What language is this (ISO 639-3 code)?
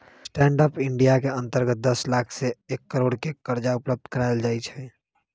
mag